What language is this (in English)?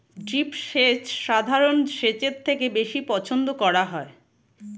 Bangla